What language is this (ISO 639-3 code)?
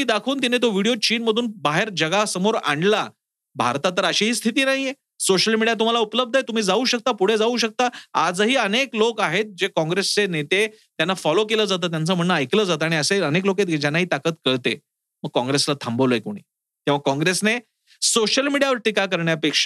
mar